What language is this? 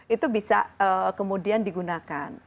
Indonesian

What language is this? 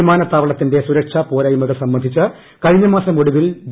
Malayalam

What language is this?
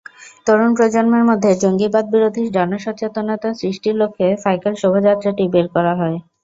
Bangla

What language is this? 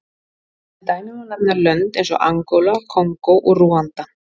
Icelandic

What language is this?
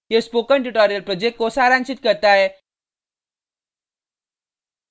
Hindi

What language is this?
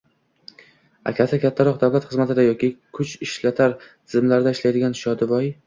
Uzbek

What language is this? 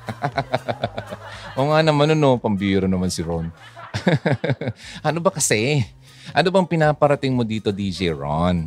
Filipino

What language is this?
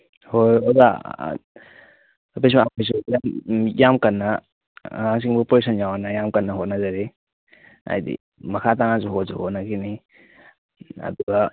Manipuri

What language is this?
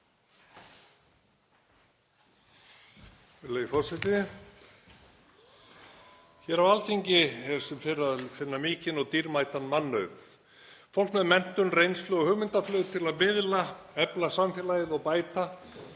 Icelandic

